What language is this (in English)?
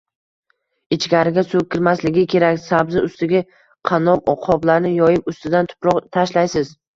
Uzbek